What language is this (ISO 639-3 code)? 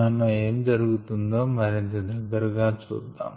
tel